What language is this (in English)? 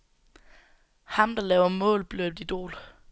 Danish